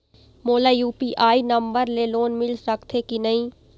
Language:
Chhattisgarhi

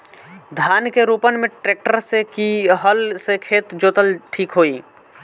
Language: Bhojpuri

